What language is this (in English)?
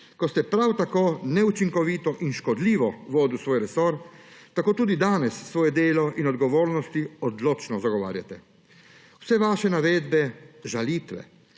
Slovenian